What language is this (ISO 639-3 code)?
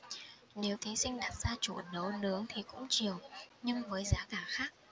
vie